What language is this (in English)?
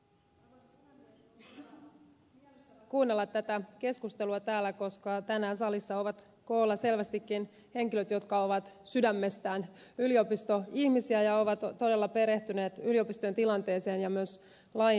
Finnish